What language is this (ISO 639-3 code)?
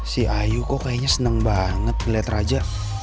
ind